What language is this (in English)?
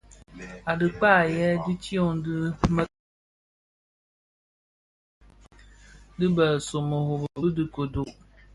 Bafia